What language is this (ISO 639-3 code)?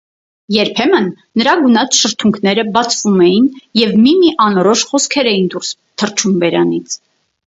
hye